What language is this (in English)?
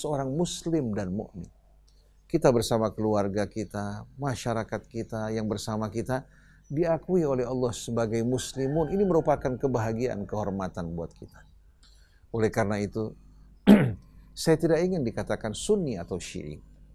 Indonesian